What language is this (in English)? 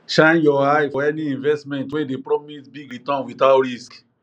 Nigerian Pidgin